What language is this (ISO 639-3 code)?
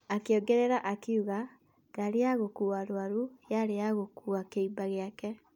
kik